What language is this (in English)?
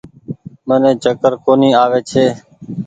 Goaria